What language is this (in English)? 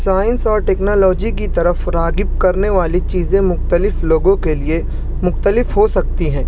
Urdu